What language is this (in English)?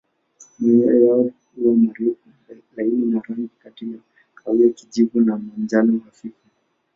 Swahili